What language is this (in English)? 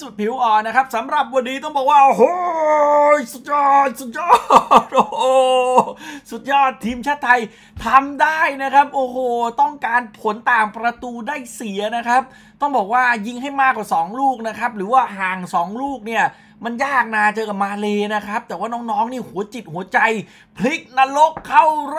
Thai